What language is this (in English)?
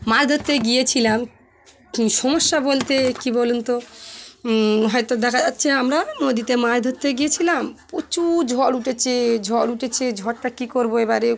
Bangla